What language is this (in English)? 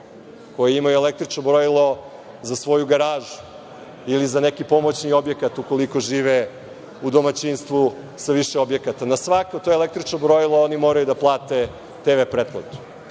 Serbian